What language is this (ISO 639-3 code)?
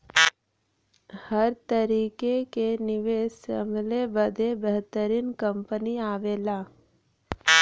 bho